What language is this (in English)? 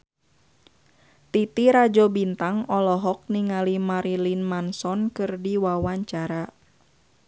Sundanese